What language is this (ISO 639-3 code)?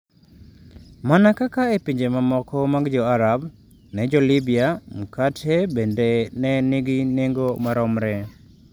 luo